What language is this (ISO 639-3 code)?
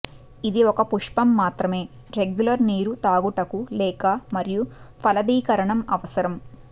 tel